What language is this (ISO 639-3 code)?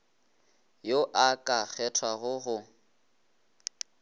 nso